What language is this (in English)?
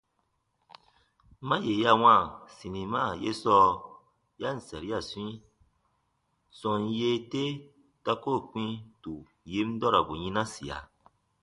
Baatonum